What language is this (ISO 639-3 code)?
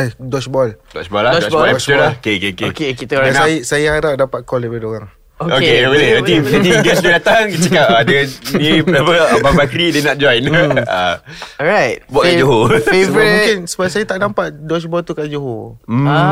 msa